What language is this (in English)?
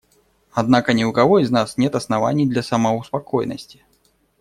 Russian